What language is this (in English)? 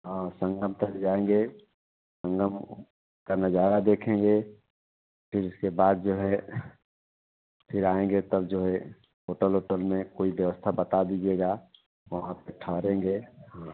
Hindi